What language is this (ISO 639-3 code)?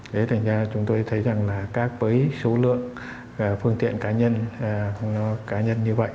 vie